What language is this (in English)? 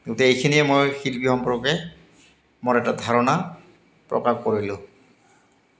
Assamese